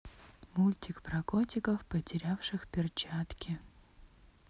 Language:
Russian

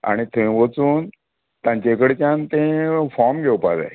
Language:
Konkani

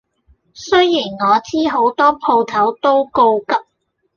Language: Cantonese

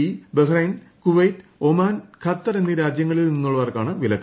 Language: Malayalam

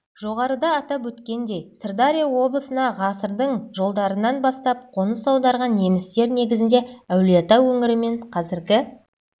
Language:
Kazakh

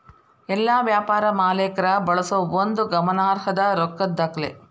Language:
Kannada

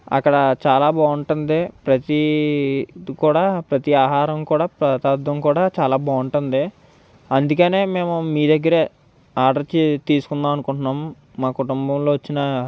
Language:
Telugu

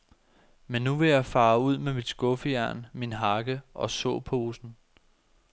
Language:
Danish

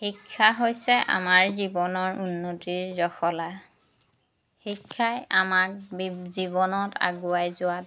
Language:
Assamese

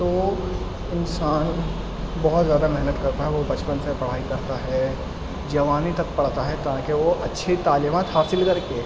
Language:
Urdu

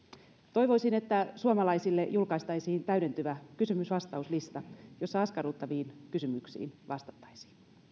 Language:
Finnish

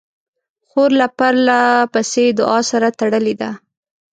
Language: Pashto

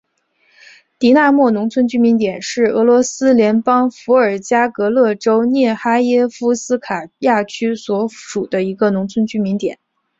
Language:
Chinese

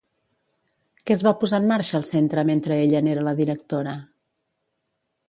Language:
Catalan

